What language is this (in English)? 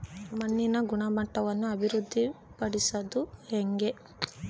Kannada